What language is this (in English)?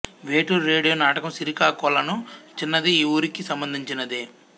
Telugu